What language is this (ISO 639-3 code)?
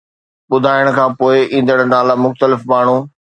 snd